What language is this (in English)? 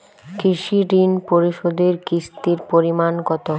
Bangla